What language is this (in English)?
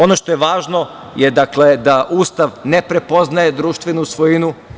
Serbian